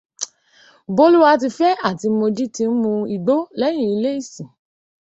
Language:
Yoruba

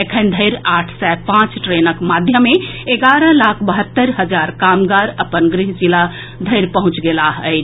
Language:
Maithili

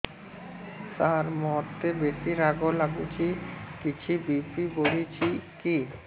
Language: Odia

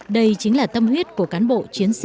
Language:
Vietnamese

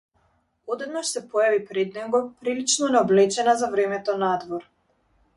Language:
Macedonian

